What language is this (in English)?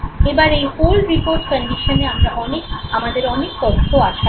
Bangla